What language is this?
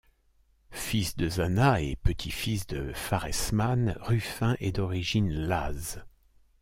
French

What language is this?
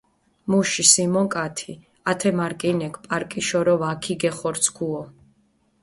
Mingrelian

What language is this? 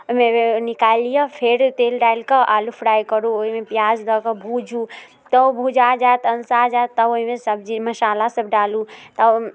Maithili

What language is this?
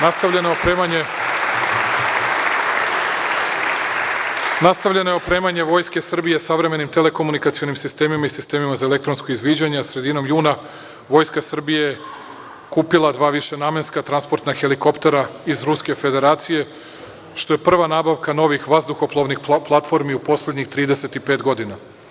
Serbian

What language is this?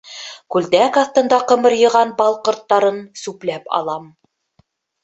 Bashkir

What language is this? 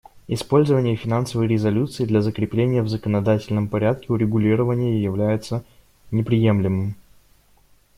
Russian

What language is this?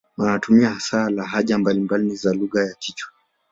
Swahili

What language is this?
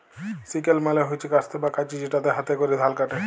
Bangla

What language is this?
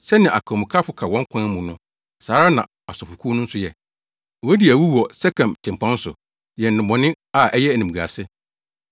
Akan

